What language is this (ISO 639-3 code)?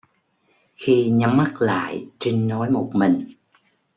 vie